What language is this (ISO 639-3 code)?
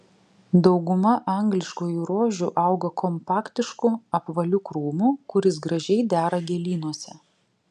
lit